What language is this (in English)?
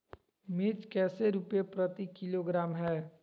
Magahi